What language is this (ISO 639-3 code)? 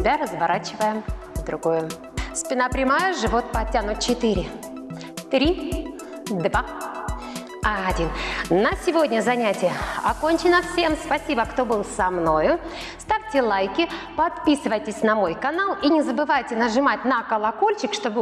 rus